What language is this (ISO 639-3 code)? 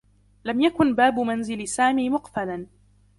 ara